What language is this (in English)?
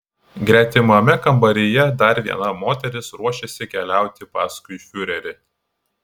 Lithuanian